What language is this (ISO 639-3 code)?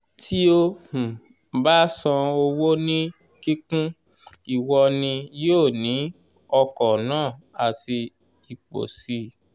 yor